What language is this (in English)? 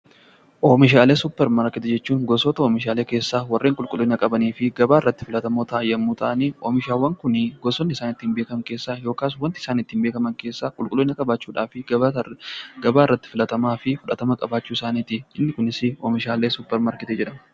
Oromo